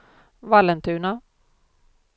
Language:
Swedish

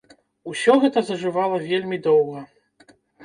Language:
Belarusian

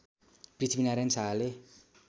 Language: Nepali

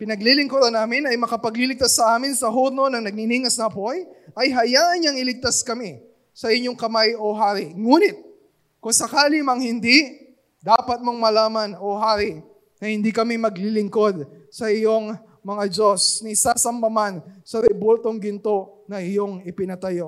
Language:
Filipino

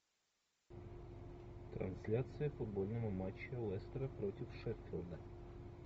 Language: Russian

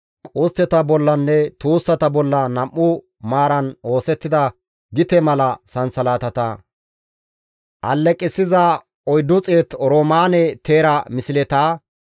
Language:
Gamo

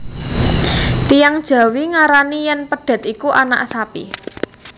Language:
Javanese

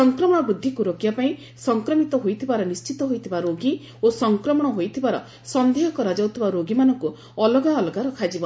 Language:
Odia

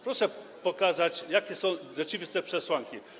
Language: Polish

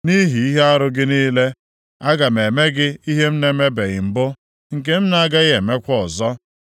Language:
Igbo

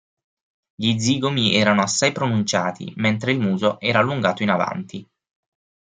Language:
Italian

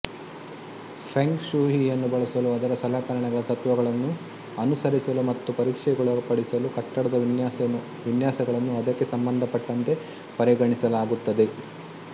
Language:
Kannada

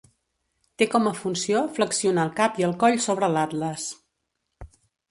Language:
Catalan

